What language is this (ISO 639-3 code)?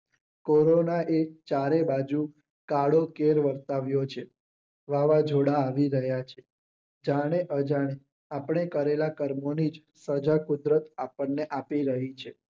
guj